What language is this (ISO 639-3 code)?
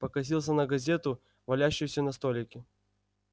rus